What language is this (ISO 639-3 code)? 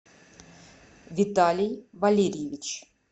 rus